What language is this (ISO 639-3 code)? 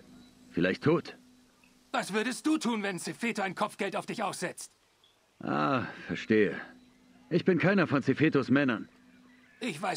deu